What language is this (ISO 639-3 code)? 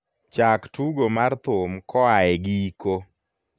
luo